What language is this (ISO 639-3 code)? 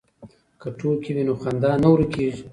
pus